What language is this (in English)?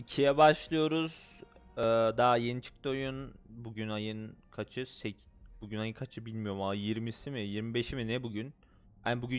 Turkish